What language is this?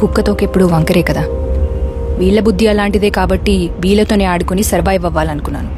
Telugu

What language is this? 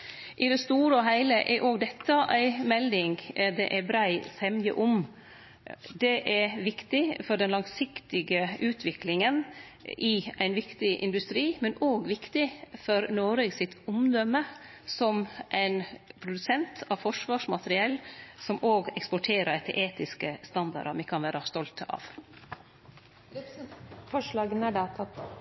Norwegian Nynorsk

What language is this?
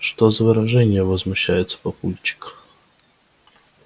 Russian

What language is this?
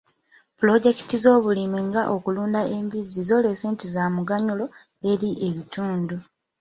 Ganda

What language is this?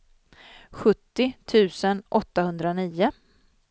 Swedish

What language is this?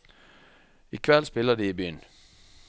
Norwegian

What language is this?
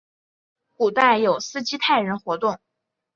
Chinese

